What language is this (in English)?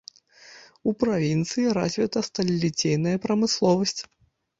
Belarusian